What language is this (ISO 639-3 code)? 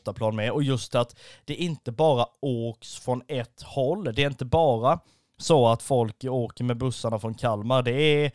swe